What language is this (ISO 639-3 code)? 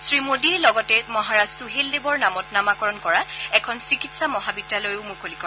asm